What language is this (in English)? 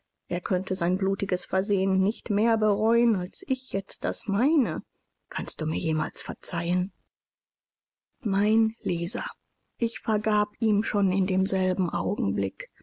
German